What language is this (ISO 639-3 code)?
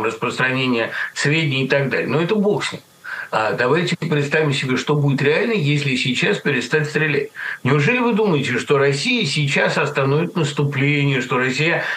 rus